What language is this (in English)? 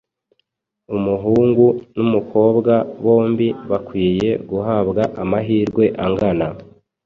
Kinyarwanda